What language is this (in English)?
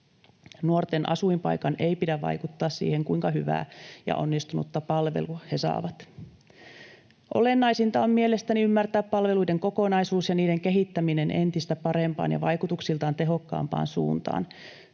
Finnish